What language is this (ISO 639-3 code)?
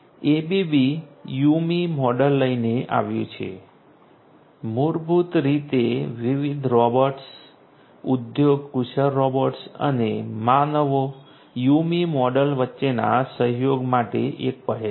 guj